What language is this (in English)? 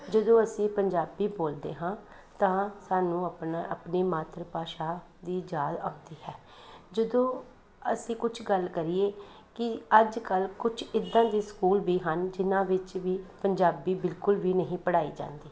Punjabi